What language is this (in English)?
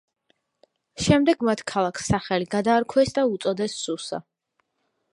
Georgian